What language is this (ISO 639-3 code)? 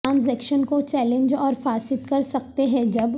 urd